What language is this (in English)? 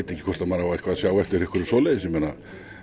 Icelandic